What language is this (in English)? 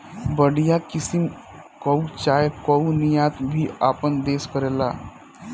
Bhojpuri